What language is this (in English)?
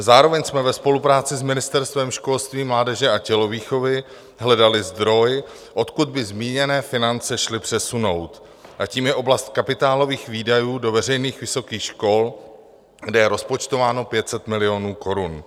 Czech